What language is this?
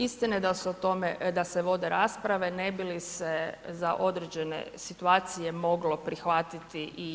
Croatian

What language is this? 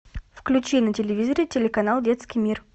Russian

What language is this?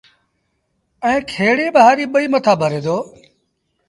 Sindhi Bhil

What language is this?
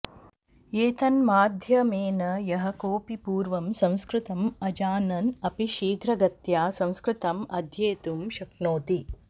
Sanskrit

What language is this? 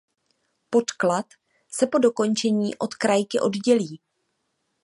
Czech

